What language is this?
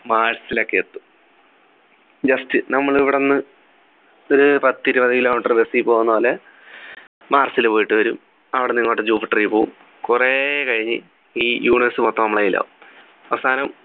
Malayalam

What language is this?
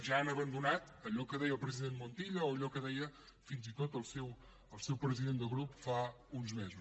Catalan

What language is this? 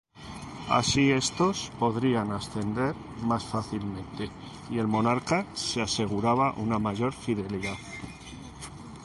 Spanish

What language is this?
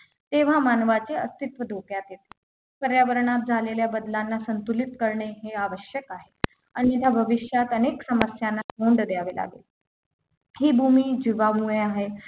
Marathi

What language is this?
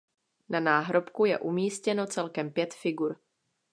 Czech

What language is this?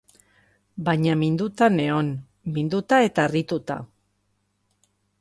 Basque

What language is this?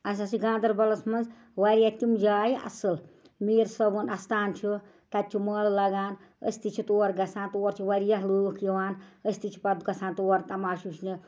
Kashmiri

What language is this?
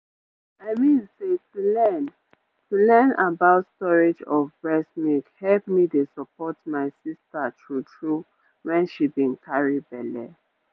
Nigerian Pidgin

